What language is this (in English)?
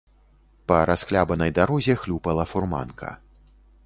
Belarusian